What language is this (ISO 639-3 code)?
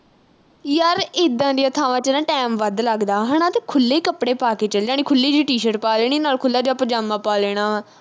pan